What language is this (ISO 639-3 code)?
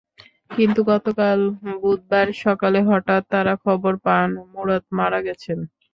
ben